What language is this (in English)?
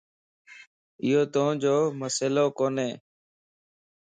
Lasi